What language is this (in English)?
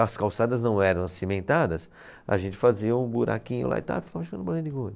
Portuguese